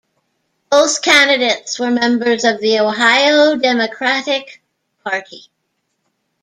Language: English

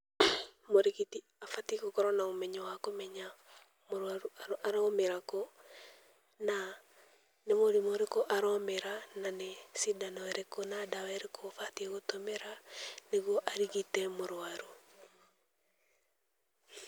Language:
Kikuyu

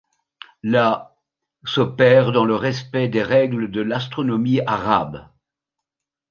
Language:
French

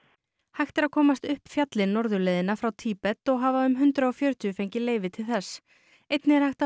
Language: Icelandic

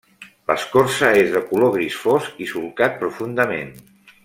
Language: Catalan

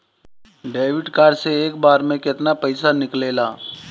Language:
Bhojpuri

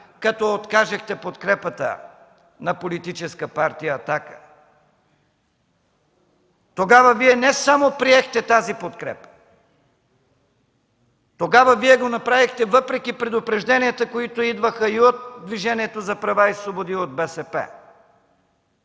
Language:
Bulgarian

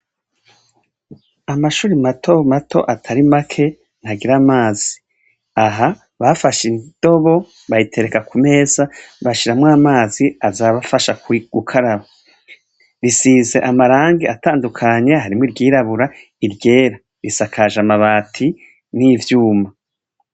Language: Rundi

